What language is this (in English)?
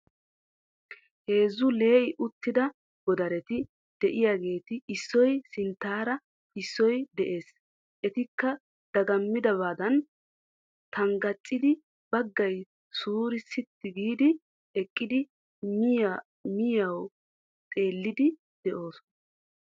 Wolaytta